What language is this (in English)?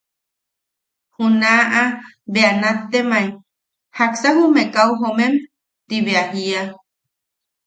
Yaqui